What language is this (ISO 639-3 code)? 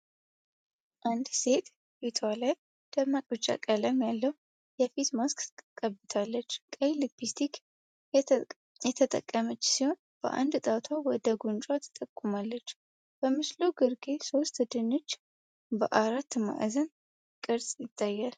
amh